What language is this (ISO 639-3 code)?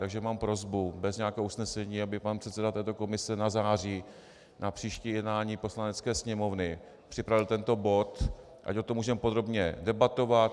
ces